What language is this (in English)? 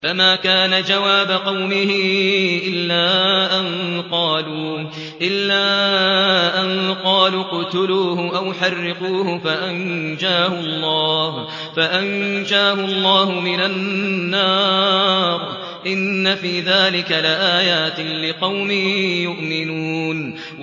Arabic